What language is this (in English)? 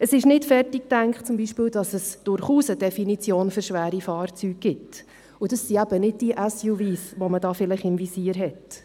Swiss German